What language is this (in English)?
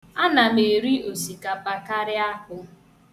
Igbo